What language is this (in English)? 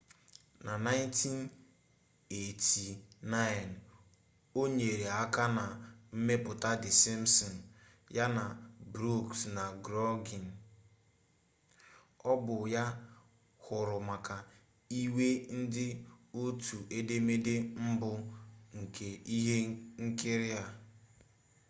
Igbo